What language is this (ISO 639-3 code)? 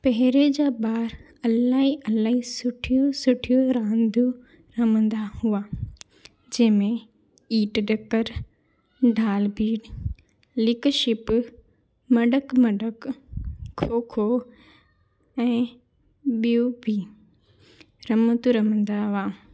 snd